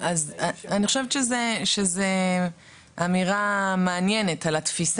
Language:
Hebrew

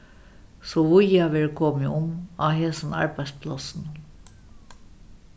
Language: Faroese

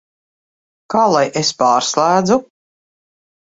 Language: Latvian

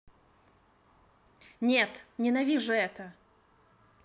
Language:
Russian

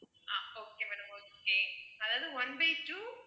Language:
Tamil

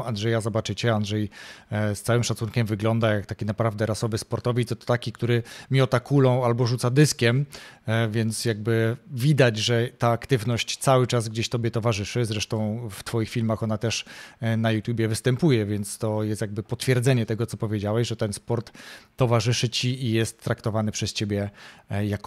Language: Polish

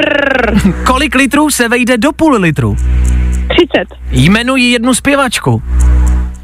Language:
Czech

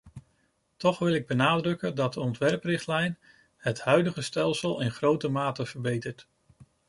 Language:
Dutch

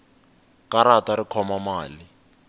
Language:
Tsonga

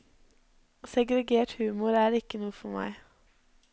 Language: Norwegian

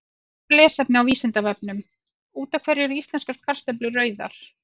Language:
Icelandic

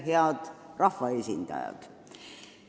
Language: Estonian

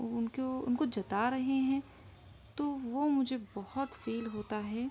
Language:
Urdu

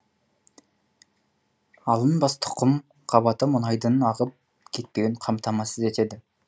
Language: Kazakh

